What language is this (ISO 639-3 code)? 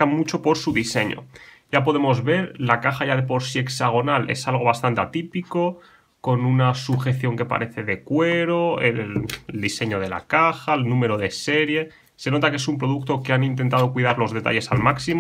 spa